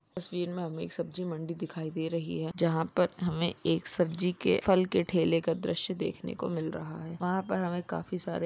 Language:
Magahi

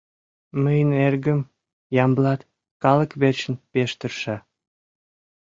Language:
Mari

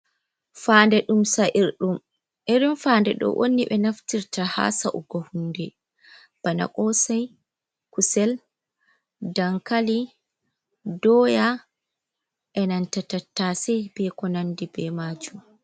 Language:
Fula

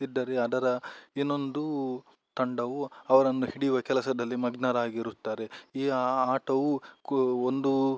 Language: Kannada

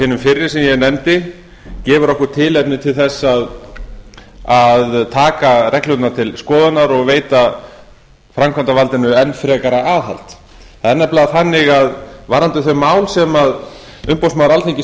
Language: Icelandic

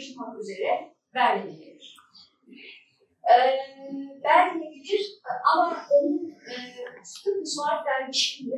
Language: Turkish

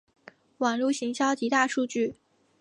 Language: Chinese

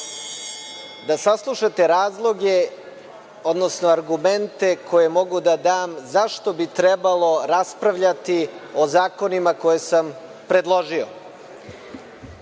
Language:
Serbian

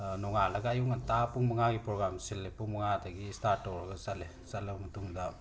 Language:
Manipuri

